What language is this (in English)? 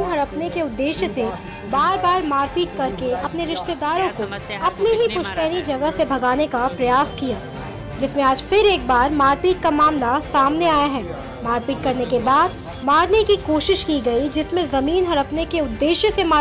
Hindi